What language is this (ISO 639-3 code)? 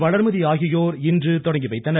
tam